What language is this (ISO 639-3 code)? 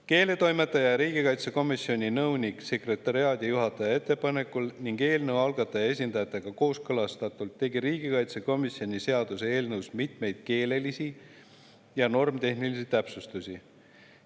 est